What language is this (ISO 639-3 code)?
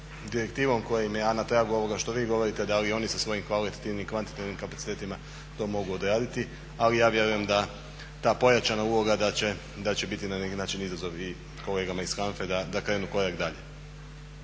hrv